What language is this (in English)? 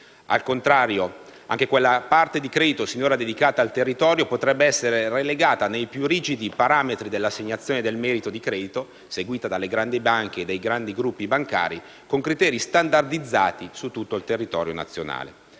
Italian